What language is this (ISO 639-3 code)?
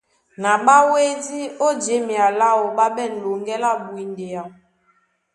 dua